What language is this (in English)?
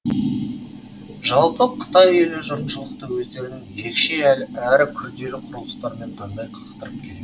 Kazakh